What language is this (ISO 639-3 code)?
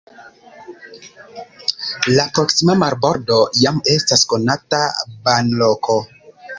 epo